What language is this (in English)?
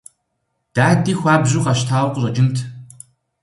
Kabardian